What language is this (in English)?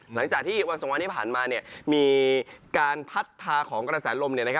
Thai